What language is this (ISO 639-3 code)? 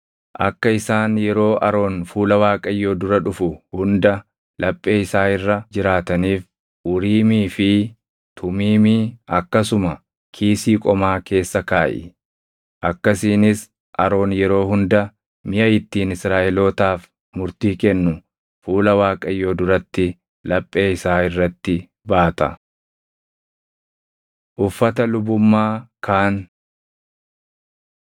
orm